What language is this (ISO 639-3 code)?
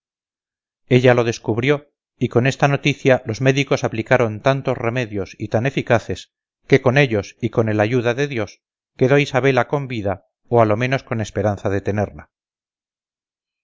spa